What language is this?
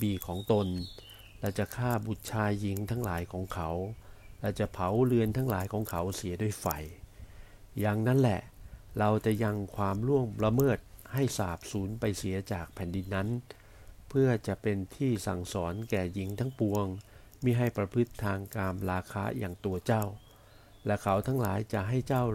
Thai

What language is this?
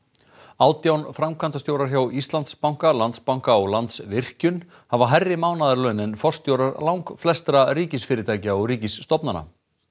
Icelandic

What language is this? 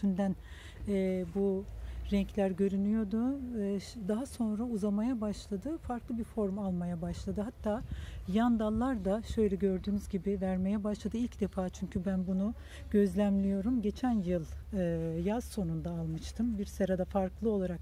Turkish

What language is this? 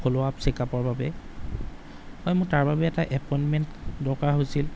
Assamese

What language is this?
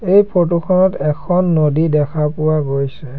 Assamese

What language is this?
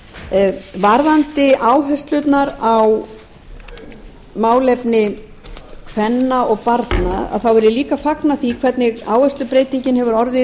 Icelandic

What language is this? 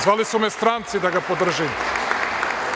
Serbian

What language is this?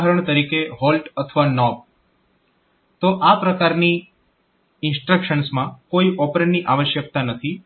Gujarati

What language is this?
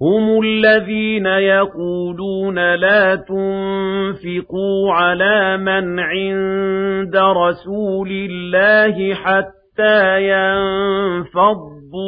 Arabic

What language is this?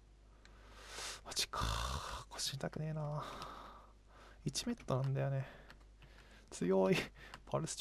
Japanese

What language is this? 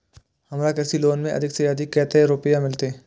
Maithili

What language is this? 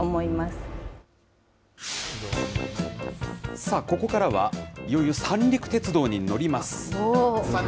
Japanese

